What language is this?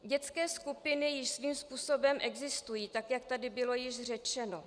Czech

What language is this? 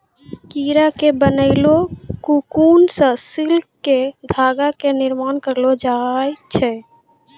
Maithili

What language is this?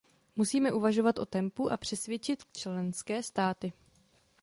Czech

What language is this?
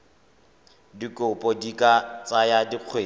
Tswana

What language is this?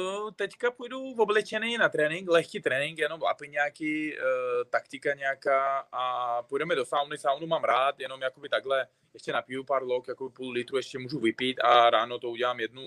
Czech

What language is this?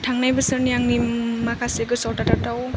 Bodo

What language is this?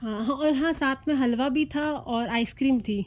Hindi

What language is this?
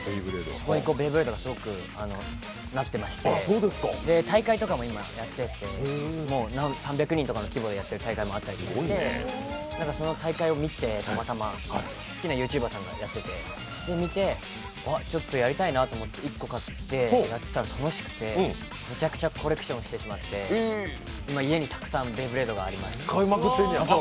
Japanese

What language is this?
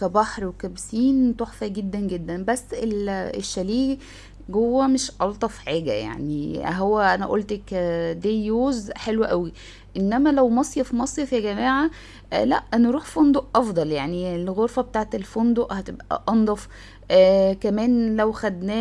Arabic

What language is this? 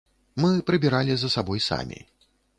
Belarusian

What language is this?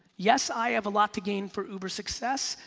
English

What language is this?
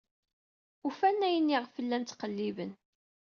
Kabyle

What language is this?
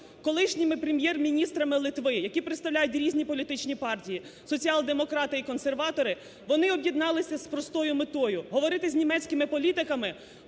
Ukrainian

